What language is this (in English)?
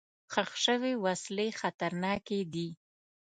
Pashto